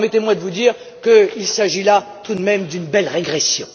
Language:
French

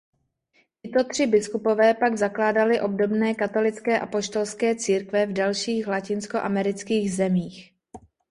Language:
Czech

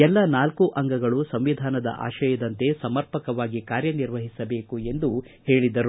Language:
Kannada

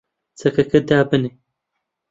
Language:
Central Kurdish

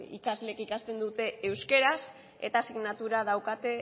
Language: Basque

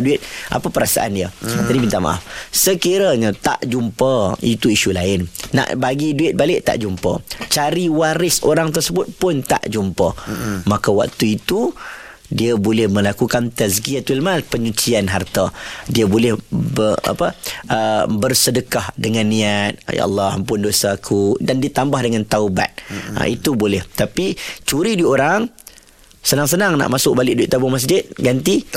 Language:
Malay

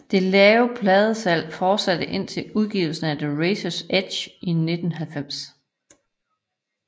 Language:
Danish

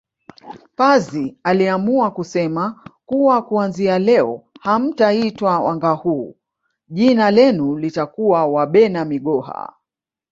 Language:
Swahili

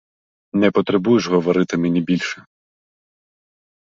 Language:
Ukrainian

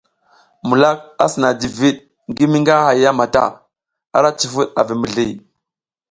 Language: South Giziga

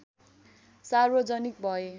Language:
Nepali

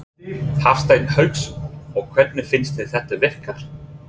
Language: Icelandic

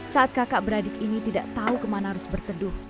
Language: Indonesian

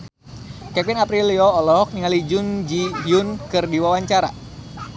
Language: Sundanese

